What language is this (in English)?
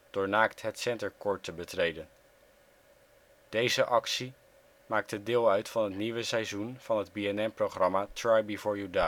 Dutch